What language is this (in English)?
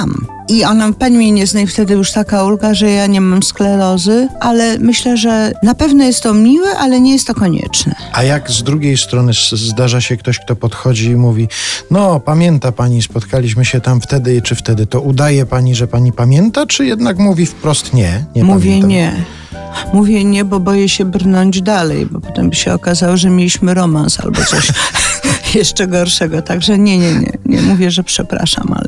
Polish